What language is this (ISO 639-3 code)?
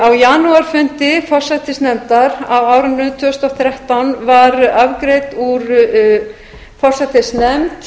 isl